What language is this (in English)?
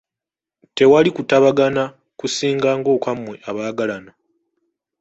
Ganda